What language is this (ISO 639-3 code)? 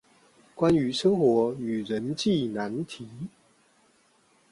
zho